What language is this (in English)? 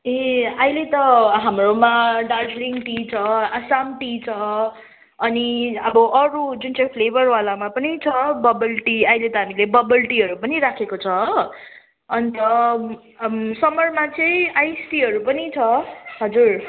Nepali